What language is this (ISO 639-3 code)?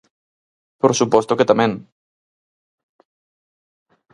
glg